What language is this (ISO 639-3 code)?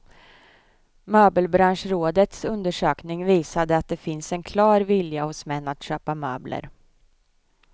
swe